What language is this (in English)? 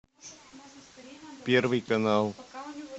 Russian